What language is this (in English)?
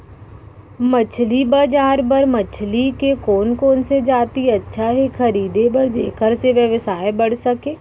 Chhattisgarhi